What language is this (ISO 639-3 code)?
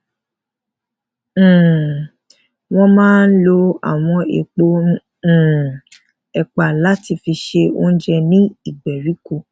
yor